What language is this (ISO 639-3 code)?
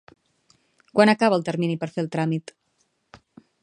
cat